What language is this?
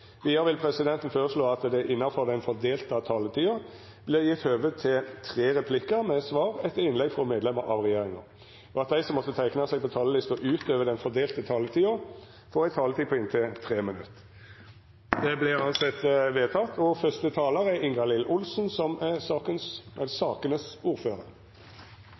Norwegian Nynorsk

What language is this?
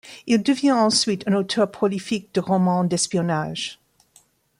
French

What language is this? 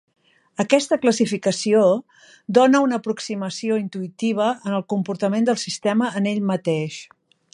Catalan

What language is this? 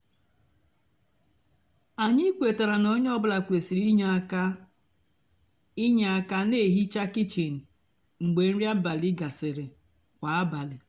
Igbo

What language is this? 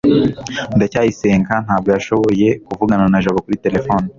Kinyarwanda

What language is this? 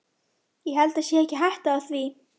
Icelandic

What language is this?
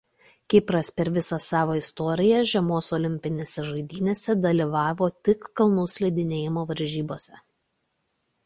Lithuanian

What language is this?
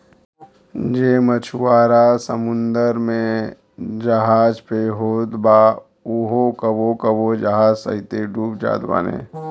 Bhojpuri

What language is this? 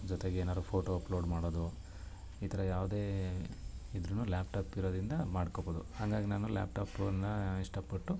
Kannada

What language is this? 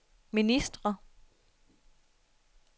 Danish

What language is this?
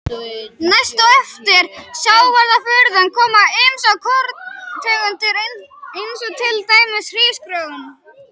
Icelandic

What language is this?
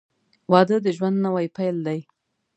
Pashto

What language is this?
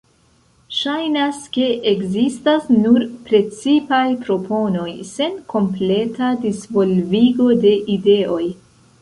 Esperanto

